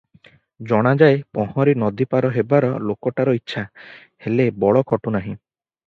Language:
Odia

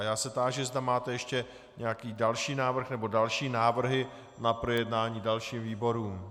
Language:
Czech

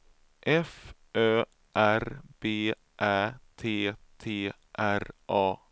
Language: Swedish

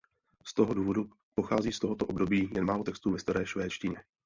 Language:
Czech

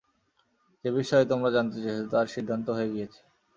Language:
Bangla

